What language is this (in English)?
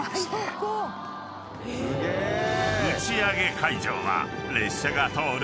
Japanese